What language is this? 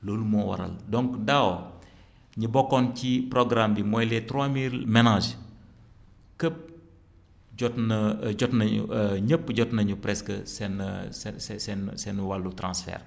Wolof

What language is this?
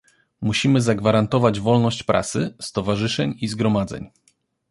Polish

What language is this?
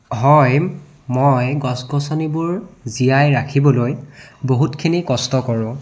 Assamese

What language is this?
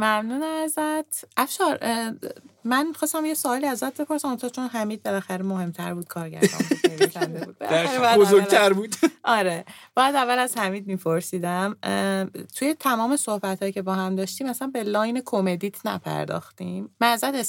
Persian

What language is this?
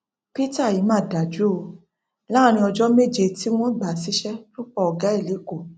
Yoruba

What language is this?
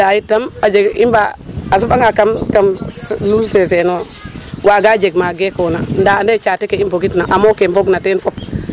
Serer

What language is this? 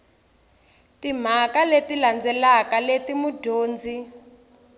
Tsonga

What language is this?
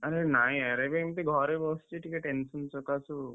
Odia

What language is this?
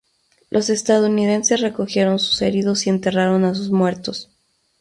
Spanish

